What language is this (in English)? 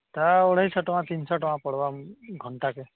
Odia